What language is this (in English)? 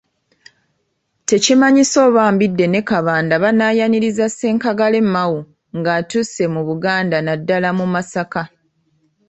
Ganda